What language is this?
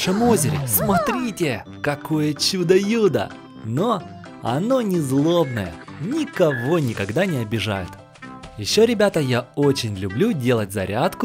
Russian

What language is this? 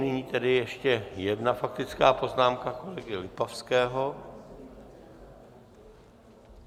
Czech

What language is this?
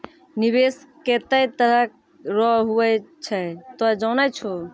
Maithili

